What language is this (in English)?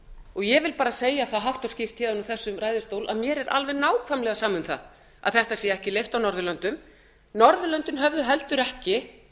Icelandic